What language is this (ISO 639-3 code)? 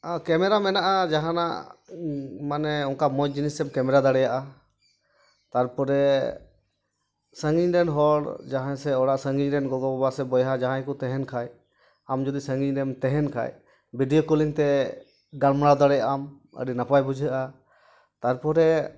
sat